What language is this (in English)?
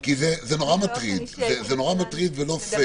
Hebrew